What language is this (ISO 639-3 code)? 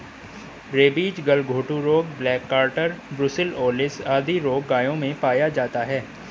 hin